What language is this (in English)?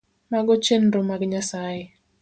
Luo (Kenya and Tanzania)